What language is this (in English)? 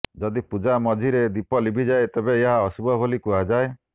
Odia